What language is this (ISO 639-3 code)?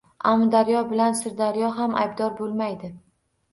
uzb